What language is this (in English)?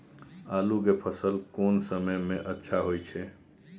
Maithili